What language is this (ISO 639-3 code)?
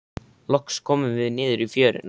isl